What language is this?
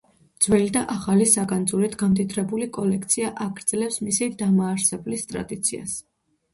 Georgian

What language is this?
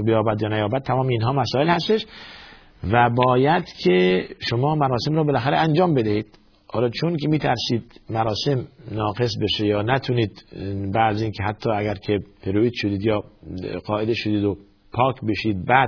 Persian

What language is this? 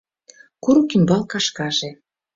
Mari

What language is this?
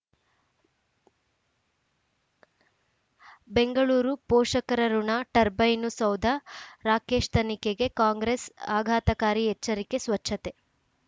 Kannada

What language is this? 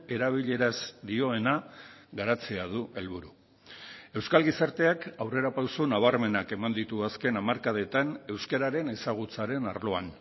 Basque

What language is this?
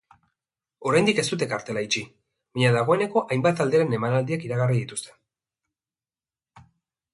Basque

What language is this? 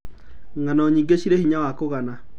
Kikuyu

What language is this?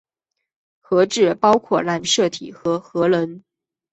Chinese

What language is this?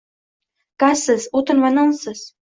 Uzbek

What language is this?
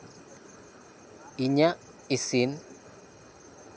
Santali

